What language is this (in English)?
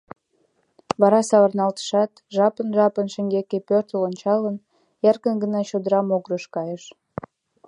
Mari